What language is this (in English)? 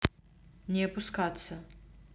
Russian